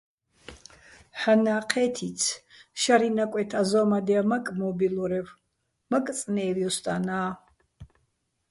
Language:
Bats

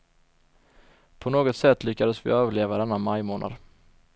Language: Swedish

